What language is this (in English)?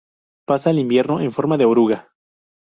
Spanish